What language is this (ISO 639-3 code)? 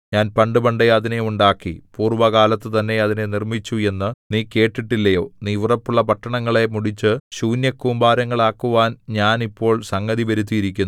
mal